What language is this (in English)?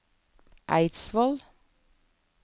Norwegian